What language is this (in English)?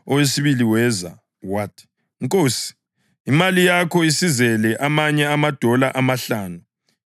North Ndebele